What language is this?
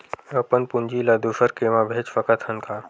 Chhattisgarhi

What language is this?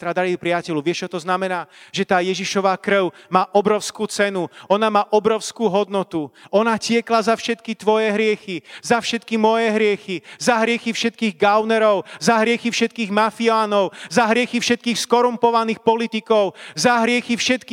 Slovak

